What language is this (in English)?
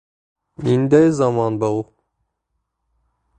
Bashkir